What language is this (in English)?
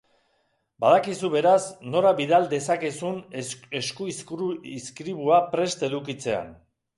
Basque